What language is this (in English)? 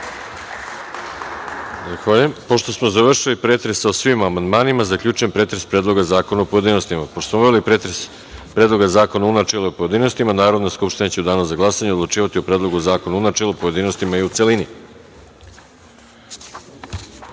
Serbian